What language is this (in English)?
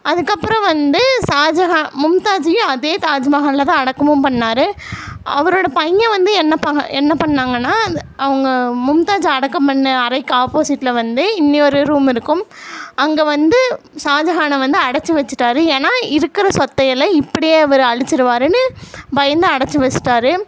Tamil